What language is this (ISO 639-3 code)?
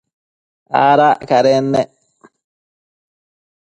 mcf